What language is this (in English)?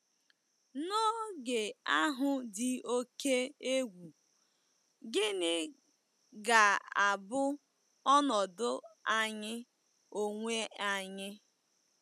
Igbo